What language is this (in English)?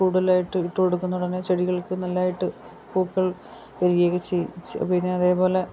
Malayalam